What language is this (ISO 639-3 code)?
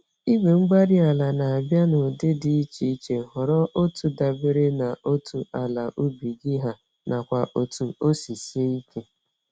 ibo